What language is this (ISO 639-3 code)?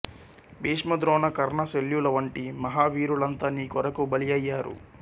tel